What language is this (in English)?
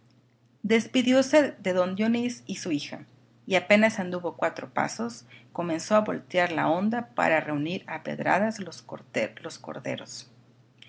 Spanish